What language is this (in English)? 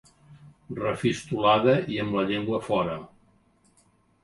Catalan